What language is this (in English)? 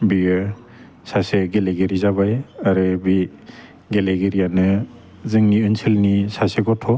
Bodo